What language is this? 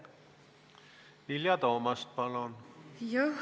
Estonian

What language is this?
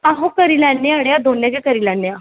Dogri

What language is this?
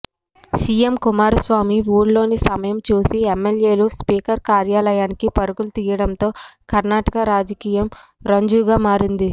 Telugu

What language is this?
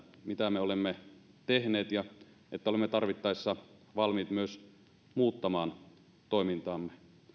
Finnish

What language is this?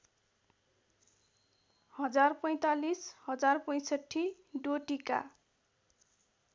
Nepali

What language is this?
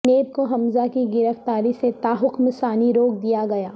Urdu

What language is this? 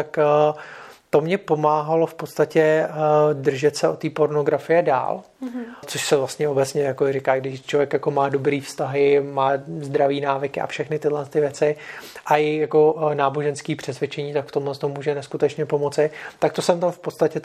Czech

